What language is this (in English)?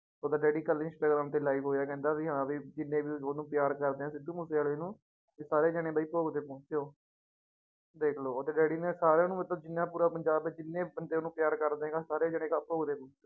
Punjabi